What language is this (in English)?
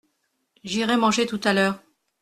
French